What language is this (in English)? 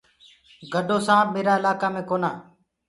Gurgula